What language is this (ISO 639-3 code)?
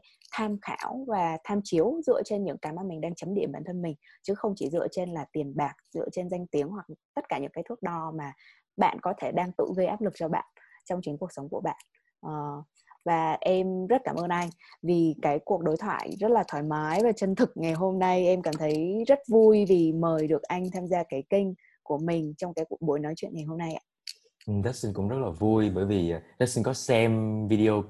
vie